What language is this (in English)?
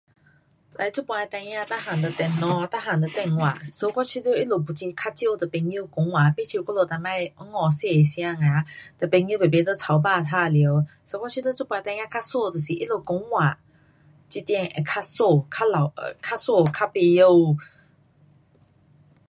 Pu-Xian Chinese